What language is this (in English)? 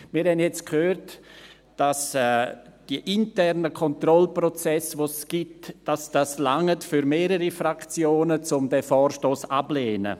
Swiss German